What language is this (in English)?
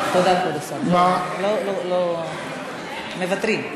Hebrew